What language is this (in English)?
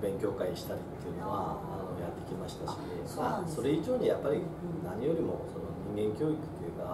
Japanese